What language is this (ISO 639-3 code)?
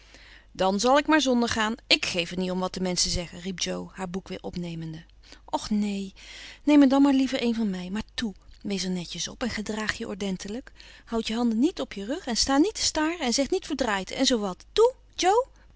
nld